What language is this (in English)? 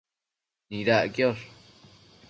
Matsés